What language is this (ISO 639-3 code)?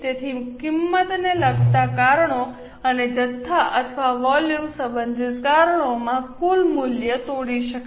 guj